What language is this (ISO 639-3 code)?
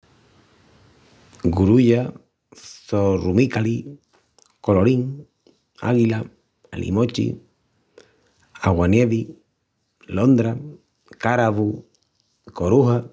ext